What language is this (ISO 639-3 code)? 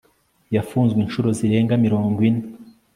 kin